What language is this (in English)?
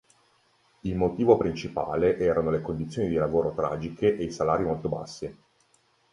Italian